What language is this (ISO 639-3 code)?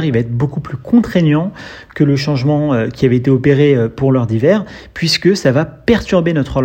fra